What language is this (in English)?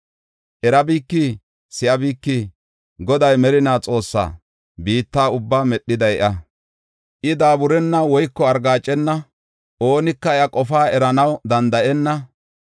Gofa